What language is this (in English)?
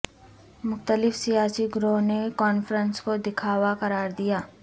Urdu